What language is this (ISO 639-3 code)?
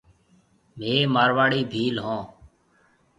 mve